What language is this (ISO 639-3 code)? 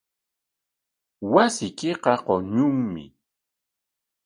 qwa